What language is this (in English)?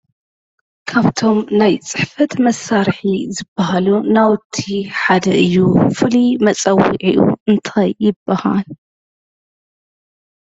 Tigrinya